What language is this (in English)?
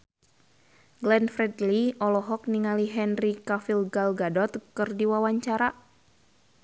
Sundanese